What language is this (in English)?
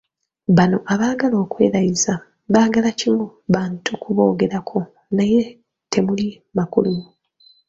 Ganda